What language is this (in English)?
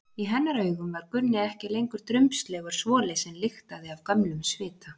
Icelandic